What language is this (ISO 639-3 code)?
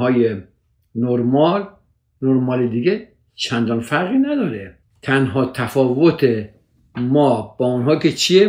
fas